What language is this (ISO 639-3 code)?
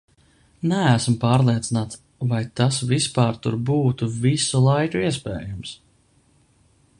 lav